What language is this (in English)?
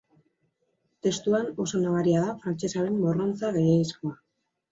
Basque